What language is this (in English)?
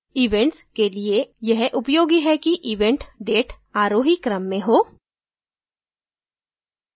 Hindi